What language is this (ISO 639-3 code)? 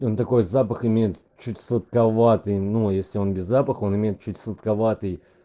rus